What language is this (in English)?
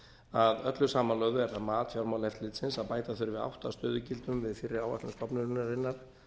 Icelandic